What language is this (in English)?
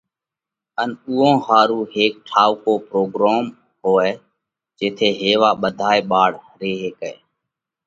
Parkari Koli